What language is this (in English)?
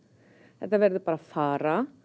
Icelandic